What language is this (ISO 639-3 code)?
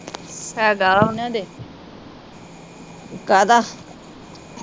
pan